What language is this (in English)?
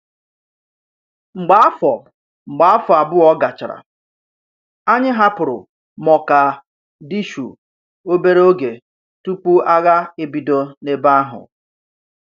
Igbo